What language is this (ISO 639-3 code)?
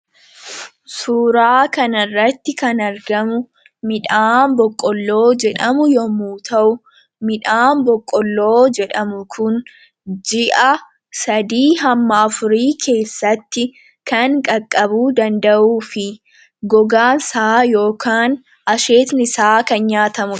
orm